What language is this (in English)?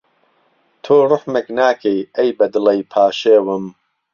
Central Kurdish